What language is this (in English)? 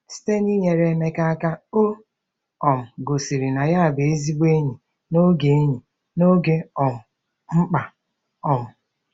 Igbo